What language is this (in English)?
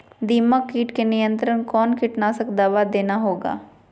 Magahi